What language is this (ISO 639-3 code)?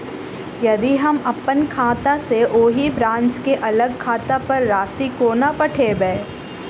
mai